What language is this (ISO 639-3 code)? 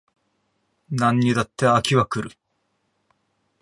jpn